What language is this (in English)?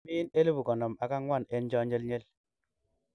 Kalenjin